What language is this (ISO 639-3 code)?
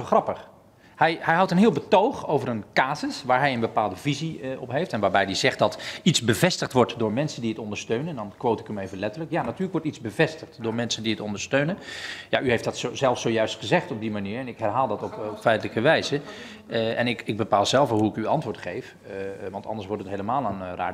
nld